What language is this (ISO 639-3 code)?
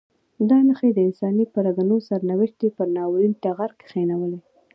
pus